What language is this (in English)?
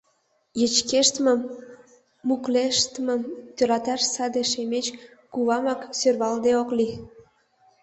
Mari